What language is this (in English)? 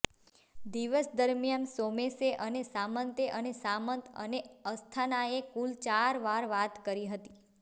Gujarati